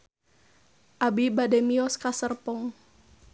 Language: Sundanese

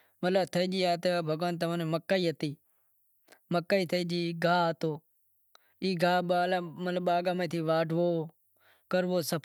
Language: Wadiyara Koli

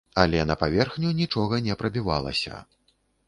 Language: Belarusian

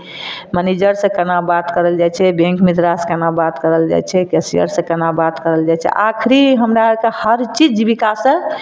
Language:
Maithili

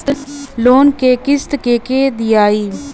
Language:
Bhojpuri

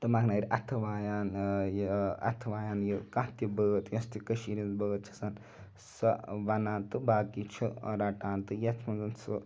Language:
Kashmiri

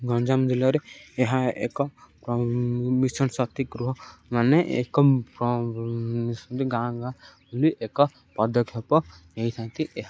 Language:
Odia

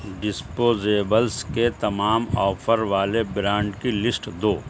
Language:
Urdu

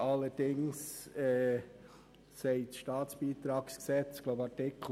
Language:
Swiss German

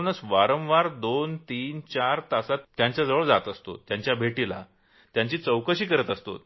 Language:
Marathi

